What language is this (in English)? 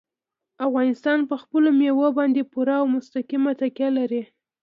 Pashto